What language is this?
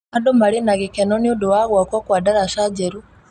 Kikuyu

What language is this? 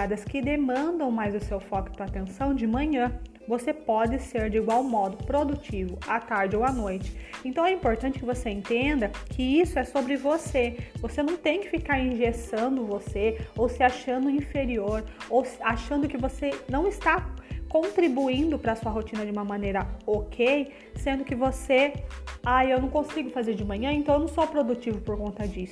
Portuguese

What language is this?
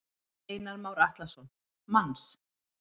Icelandic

